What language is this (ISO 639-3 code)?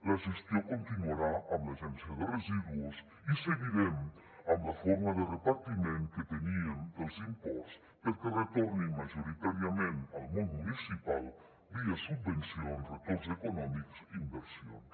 cat